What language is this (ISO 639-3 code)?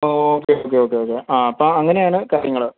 mal